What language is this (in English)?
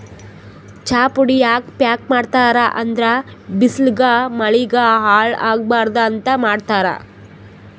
Kannada